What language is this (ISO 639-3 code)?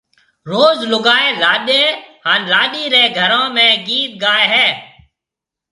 mve